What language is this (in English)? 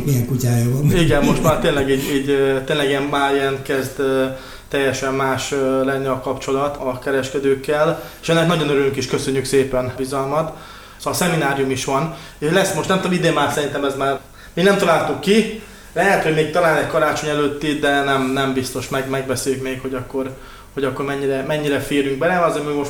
Hungarian